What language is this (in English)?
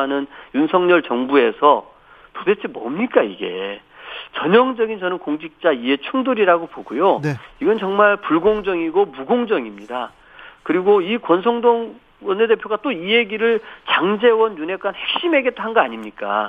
Korean